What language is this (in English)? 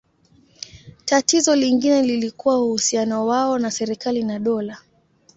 Swahili